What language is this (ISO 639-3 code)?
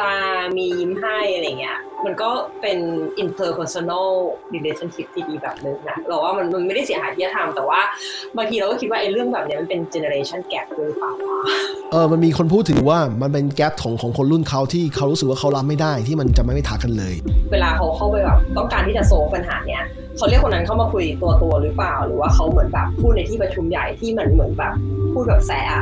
tha